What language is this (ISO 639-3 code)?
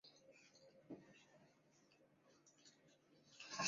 zho